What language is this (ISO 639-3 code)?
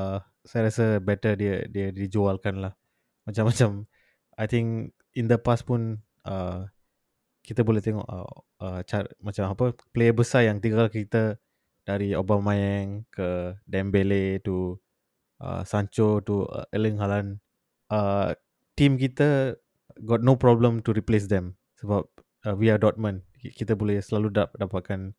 msa